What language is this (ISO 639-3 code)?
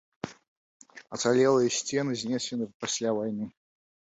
bel